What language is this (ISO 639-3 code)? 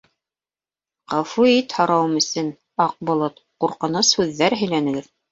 bak